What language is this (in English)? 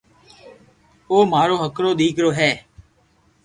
Loarki